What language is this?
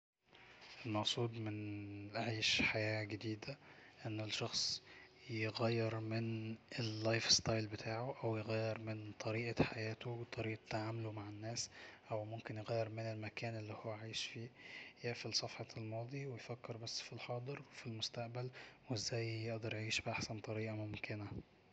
Egyptian Arabic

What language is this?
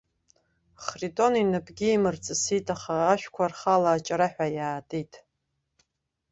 Abkhazian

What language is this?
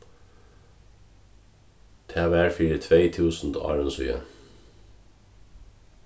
Faroese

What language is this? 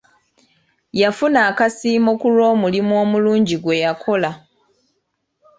Ganda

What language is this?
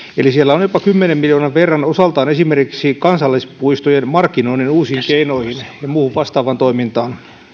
Finnish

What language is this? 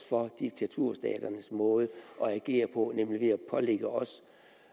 Danish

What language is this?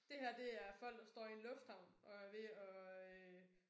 Danish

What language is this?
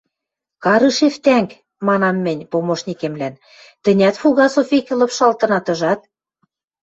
Western Mari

